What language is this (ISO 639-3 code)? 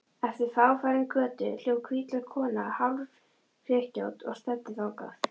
isl